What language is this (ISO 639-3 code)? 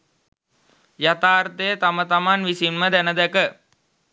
sin